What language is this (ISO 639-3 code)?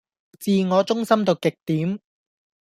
yue